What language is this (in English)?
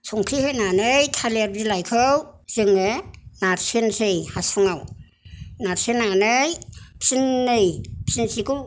Bodo